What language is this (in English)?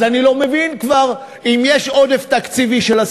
Hebrew